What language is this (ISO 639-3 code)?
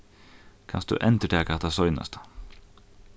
fao